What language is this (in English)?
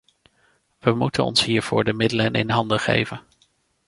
Dutch